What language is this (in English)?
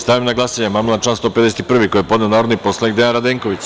Serbian